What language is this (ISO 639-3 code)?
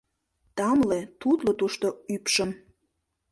chm